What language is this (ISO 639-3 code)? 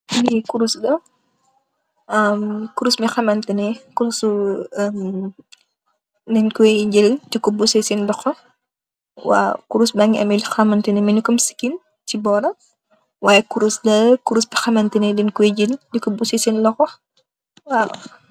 wol